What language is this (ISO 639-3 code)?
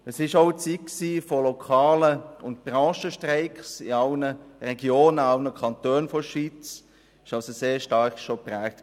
gsw